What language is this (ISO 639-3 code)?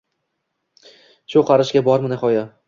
uzb